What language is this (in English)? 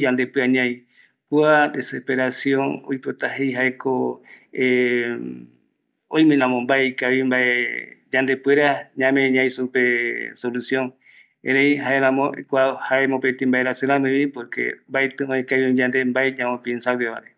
Eastern Bolivian Guaraní